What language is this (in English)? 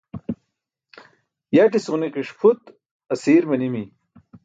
Burushaski